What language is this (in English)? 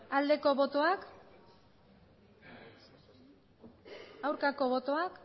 Basque